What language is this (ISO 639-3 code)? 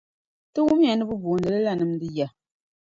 dag